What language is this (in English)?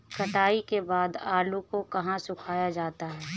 Hindi